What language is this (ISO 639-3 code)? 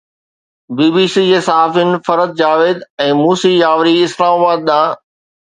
snd